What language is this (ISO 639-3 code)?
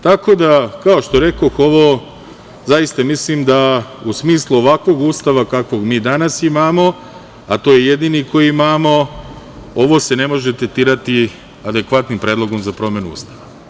srp